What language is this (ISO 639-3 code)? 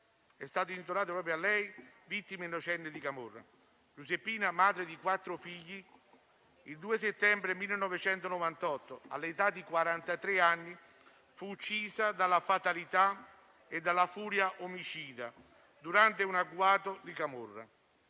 ita